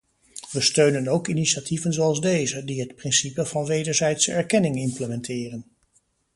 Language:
Dutch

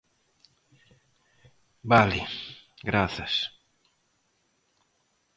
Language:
Galician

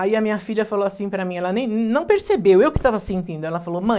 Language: Portuguese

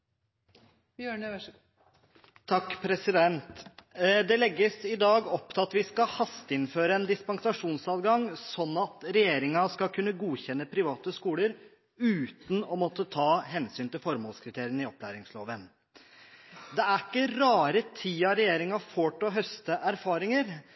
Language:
Norwegian Bokmål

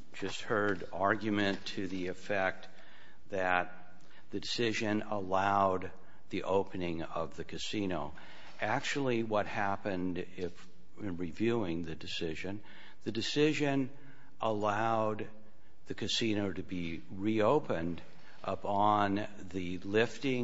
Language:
English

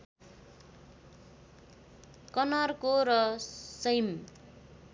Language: Nepali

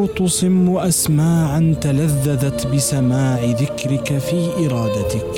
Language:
Arabic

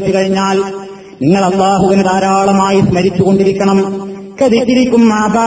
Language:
Malayalam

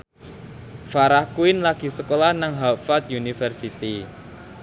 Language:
Javanese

